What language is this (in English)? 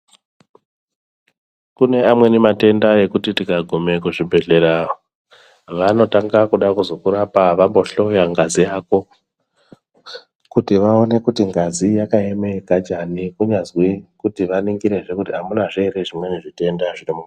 Ndau